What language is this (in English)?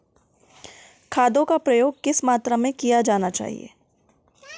Hindi